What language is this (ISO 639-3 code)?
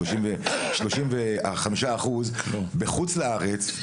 heb